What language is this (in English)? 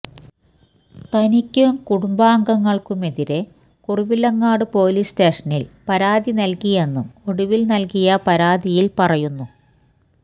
Malayalam